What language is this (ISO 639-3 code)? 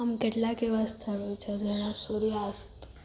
guj